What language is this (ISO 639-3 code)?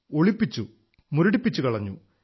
mal